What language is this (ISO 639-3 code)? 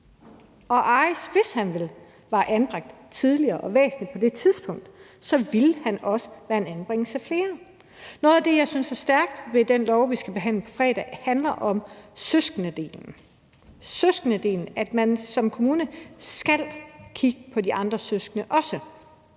dan